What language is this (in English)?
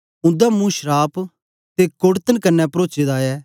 Dogri